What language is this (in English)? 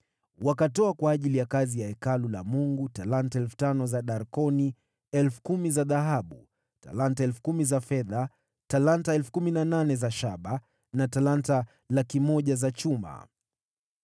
Swahili